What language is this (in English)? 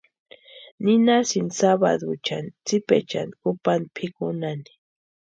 Western Highland Purepecha